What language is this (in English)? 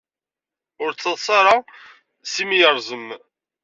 Kabyle